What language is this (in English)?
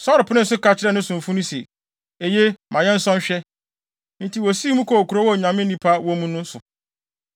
Akan